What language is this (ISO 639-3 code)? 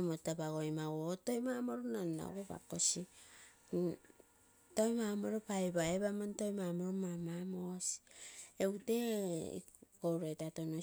buo